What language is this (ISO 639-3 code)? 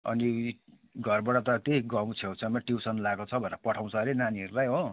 nep